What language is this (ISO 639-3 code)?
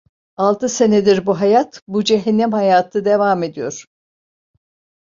tur